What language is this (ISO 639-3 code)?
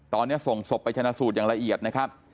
tha